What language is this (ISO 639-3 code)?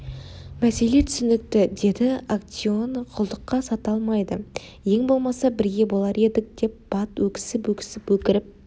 kaz